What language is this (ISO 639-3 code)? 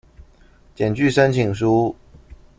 zho